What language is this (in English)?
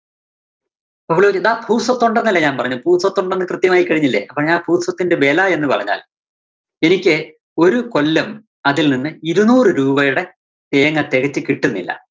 Malayalam